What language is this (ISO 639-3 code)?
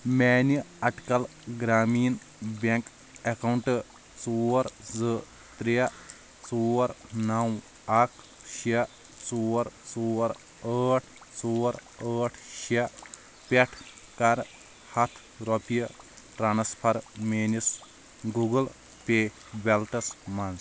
kas